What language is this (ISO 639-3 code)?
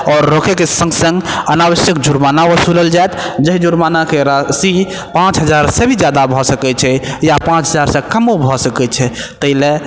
mai